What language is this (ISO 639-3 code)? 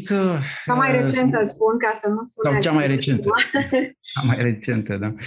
ron